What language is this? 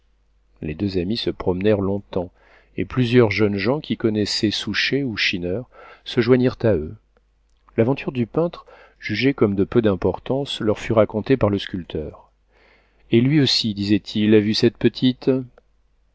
French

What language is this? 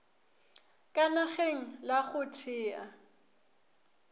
Northern Sotho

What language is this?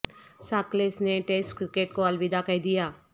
Urdu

